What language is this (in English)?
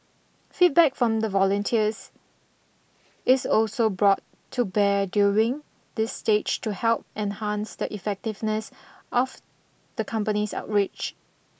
English